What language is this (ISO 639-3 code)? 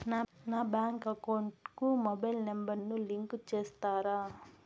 tel